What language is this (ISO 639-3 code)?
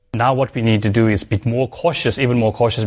ind